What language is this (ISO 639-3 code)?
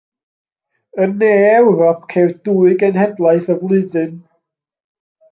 cym